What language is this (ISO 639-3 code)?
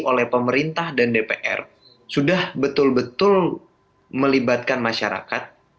ind